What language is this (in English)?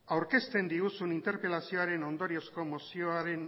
Basque